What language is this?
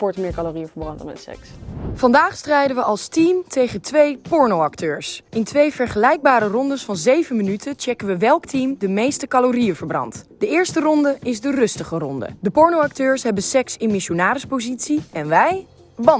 Dutch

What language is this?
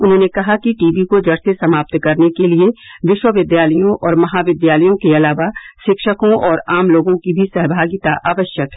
Hindi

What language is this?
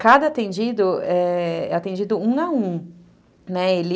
Portuguese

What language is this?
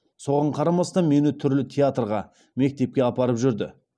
Kazakh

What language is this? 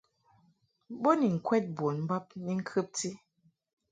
Mungaka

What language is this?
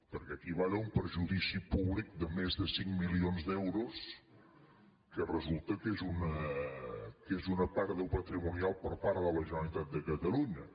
Catalan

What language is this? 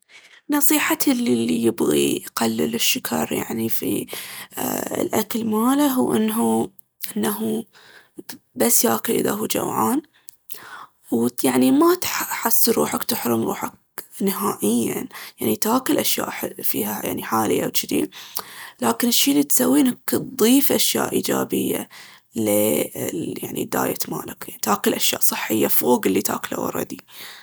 Baharna Arabic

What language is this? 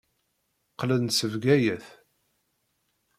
Kabyle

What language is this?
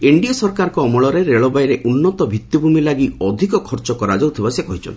Odia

